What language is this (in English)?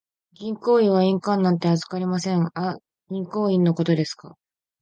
Japanese